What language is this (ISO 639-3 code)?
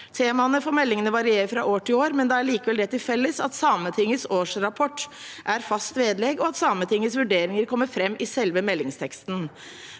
nor